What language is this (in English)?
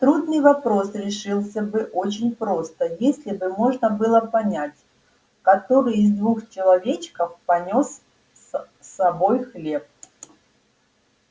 Russian